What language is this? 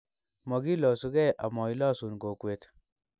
Kalenjin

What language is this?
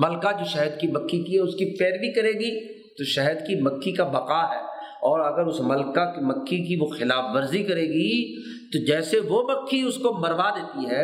Urdu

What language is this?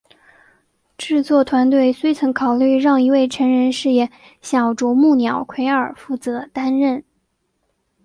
Chinese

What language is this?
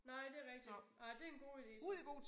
Danish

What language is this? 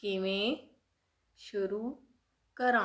Punjabi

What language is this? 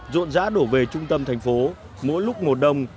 Vietnamese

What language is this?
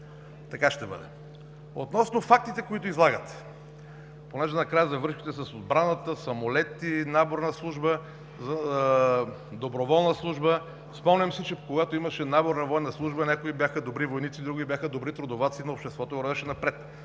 Bulgarian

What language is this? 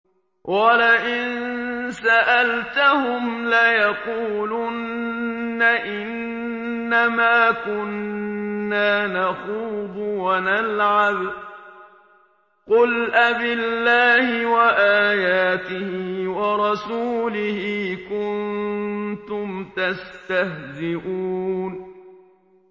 Arabic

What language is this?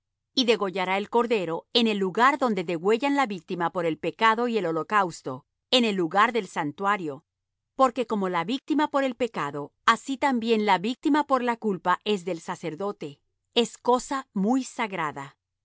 Spanish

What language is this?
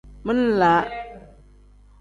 Tem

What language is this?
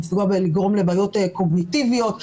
Hebrew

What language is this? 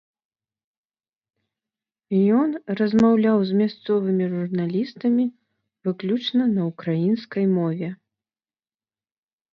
Belarusian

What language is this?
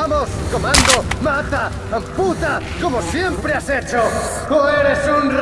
Spanish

